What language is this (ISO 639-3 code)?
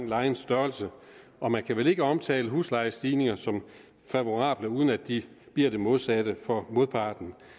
dan